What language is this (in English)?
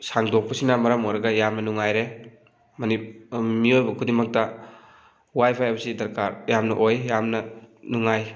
Manipuri